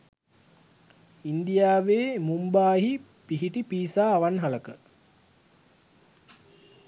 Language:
Sinhala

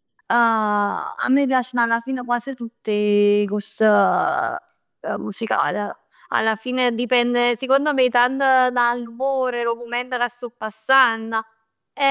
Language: Neapolitan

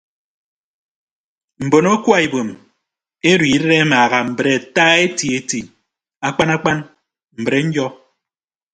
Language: Ibibio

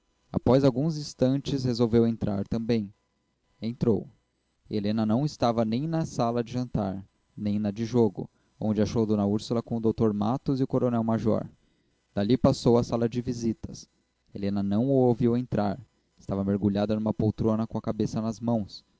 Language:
Portuguese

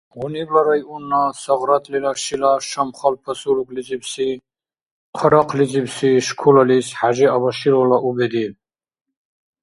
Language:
Dargwa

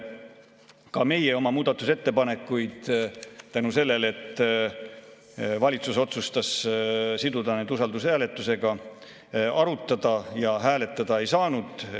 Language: Estonian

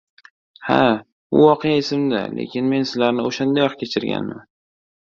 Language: Uzbek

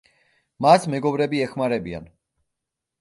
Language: Georgian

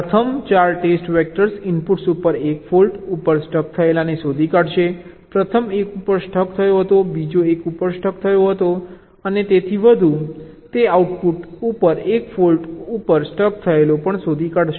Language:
Gujarati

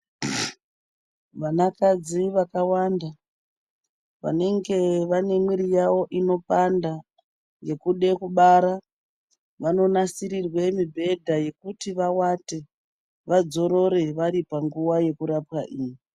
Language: Ndau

